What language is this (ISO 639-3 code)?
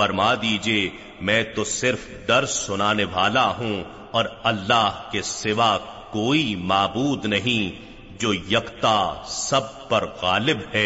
urd